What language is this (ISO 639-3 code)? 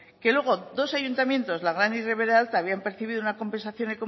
spa